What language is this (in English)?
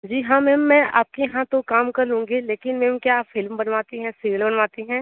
Hindi